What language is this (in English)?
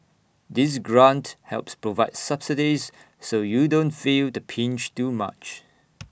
English